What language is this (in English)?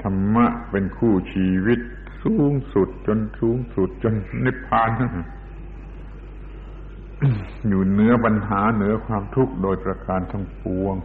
Thai